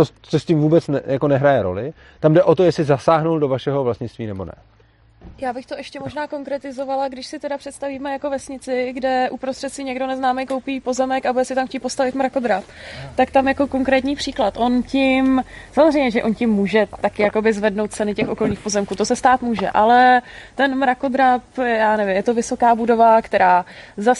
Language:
Czech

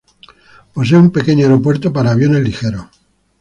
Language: Spanish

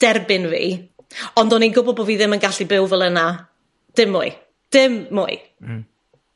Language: Welsh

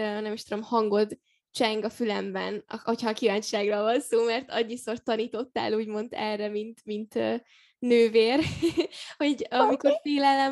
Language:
Hungarian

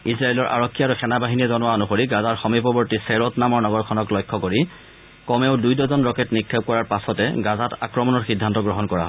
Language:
Assamese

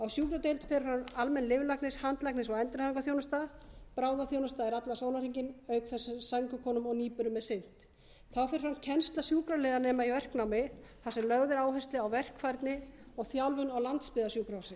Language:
Icelandic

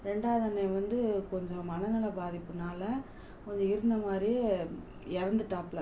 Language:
Tamil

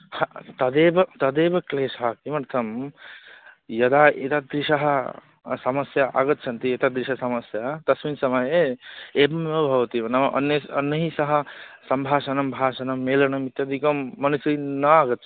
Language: Sanskrit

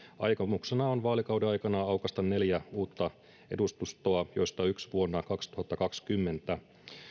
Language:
Finnish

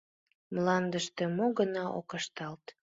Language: Mari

